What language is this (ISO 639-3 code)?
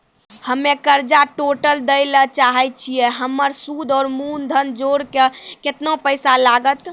mai